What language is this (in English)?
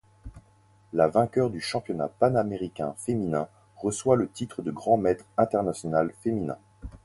French